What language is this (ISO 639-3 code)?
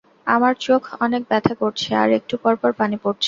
ben